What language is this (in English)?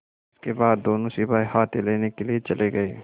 Hindi